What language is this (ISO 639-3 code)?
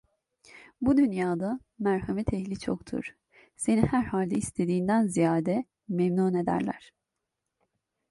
tur